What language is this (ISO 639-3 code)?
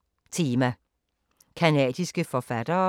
dan